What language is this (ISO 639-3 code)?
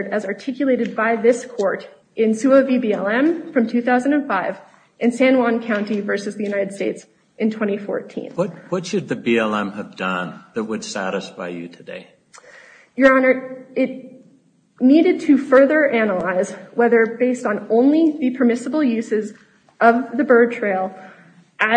eng